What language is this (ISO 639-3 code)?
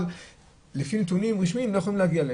heb